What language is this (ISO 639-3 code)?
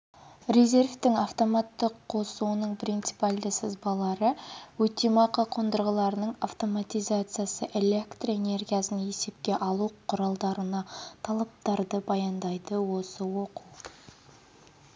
kaz